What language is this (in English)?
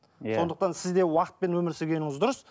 Kazakh